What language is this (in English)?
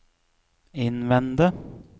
Norwegian